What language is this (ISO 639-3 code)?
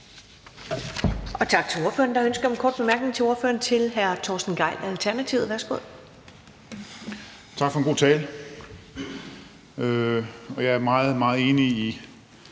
dan